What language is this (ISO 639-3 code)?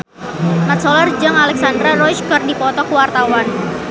sun